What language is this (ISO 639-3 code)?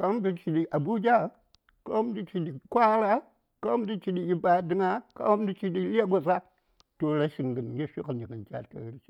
say